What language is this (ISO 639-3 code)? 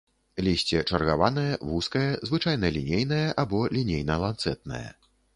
bel